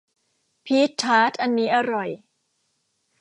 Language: Thai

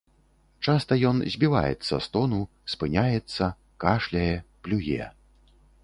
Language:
Belarusian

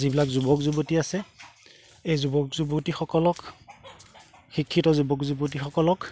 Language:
Assamese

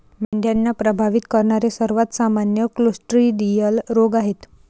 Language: Marathi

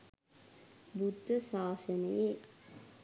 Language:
Sinhala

